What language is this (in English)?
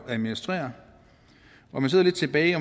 Danish